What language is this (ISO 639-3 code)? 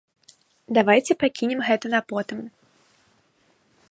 bel